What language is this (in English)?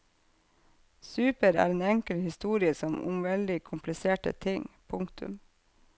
Norwegian